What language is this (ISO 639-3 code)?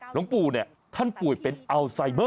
tha